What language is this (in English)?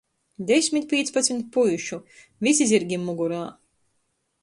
Latgalian